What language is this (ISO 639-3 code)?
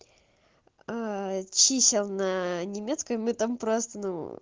rus